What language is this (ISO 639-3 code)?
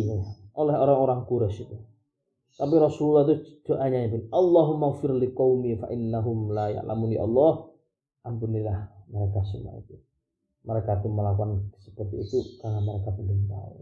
msa